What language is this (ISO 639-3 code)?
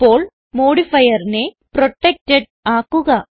mal